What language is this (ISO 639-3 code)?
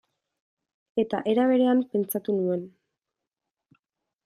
eus